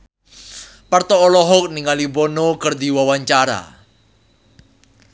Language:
Sundanese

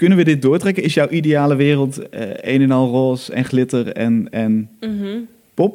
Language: Dutch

